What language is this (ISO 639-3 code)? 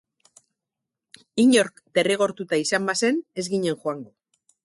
eus